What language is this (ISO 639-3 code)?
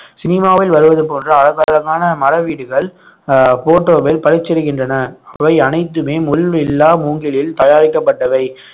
tam